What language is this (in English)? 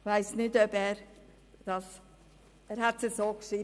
Swiss German